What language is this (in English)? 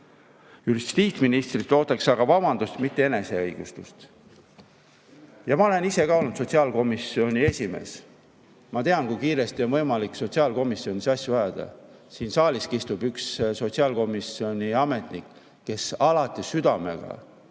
Estonian